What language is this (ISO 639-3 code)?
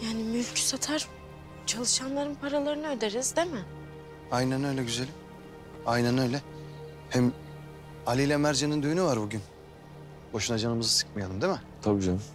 tur